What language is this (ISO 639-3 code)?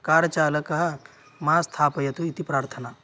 san